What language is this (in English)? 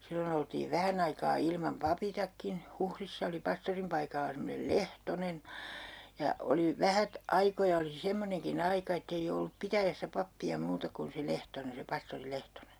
Finnish